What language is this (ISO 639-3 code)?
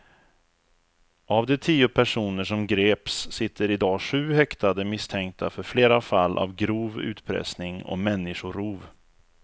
swe